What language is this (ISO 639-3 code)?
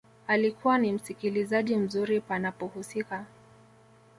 swa